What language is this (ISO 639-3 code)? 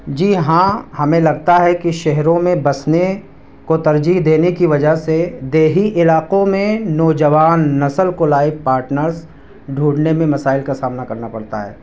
urd